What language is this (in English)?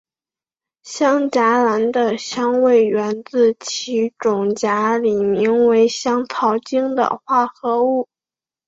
Chinese